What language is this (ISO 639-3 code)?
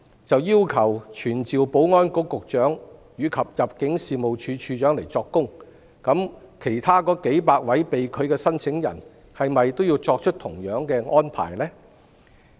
yue